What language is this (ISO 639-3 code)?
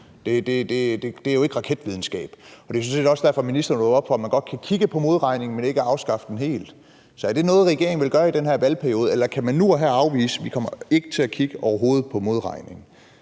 dan